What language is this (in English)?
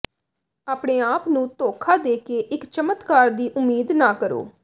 Punjabi